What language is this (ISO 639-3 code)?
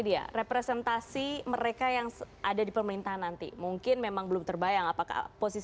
ind